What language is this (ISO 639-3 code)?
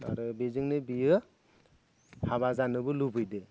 brx